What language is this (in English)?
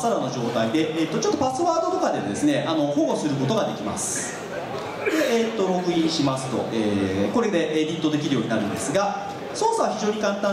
Japanese